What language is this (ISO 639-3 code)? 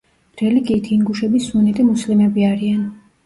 kat